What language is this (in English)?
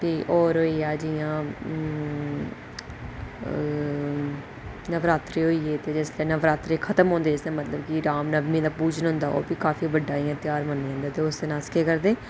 Dogri